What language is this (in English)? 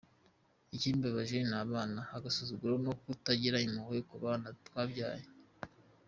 Kinyarwanda